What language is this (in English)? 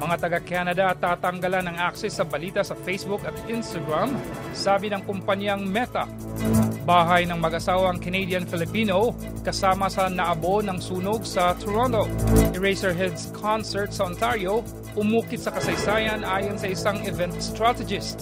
Filipino